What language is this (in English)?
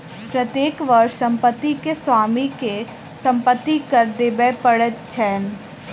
Maithili